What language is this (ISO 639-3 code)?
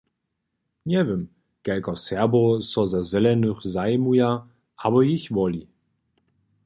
hsb